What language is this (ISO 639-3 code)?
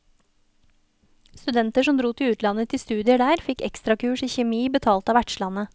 nor